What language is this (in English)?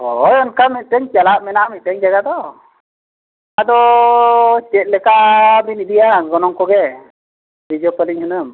Santali